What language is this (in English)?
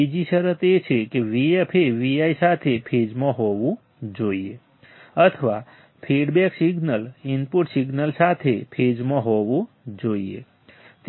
Gujarati